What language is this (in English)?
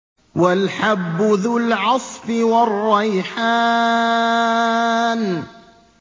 Arabic